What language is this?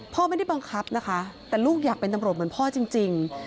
Thai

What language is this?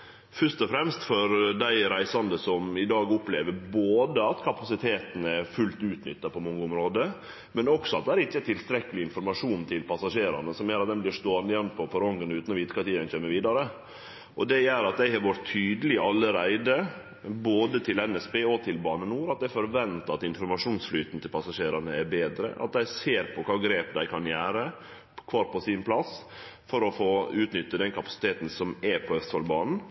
Norwegian Nynorsk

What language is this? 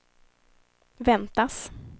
Swedish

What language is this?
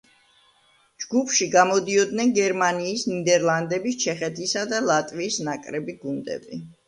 Georgian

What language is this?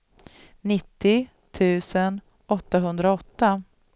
Swedish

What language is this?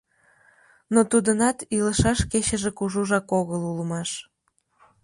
Mari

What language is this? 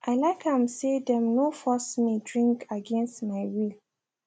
Nigerian Pidgin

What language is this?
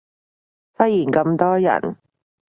Cantonese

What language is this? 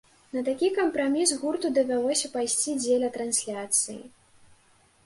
Belarusian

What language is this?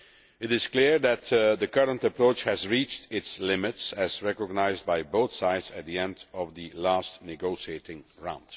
English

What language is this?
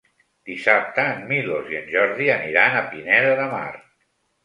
Catalan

